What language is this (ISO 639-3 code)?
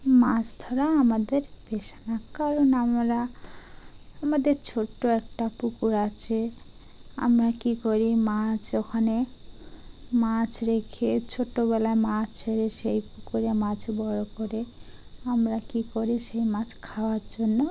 ben